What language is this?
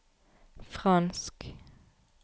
Norwegian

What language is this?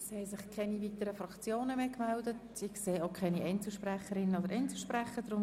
Swiss German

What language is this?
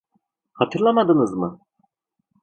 Turkish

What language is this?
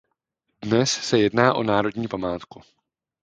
Czech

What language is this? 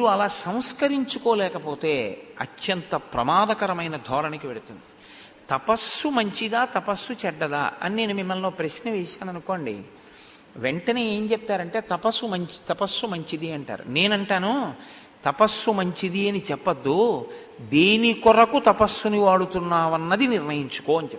Telugu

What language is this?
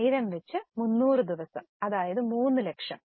Malayalam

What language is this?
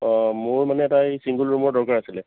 Assamese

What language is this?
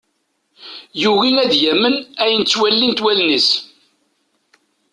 Kabyle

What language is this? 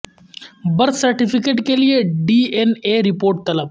Urdu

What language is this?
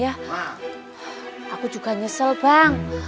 Indonesian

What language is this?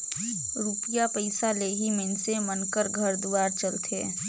Chhattisgarhi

